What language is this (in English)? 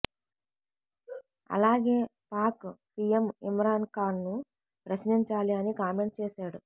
Telugu